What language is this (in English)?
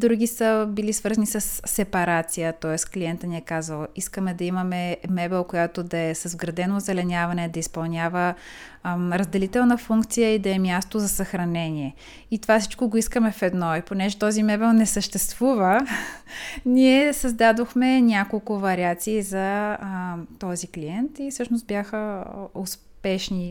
Bulgarian